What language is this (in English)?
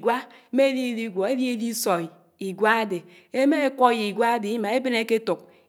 Anaang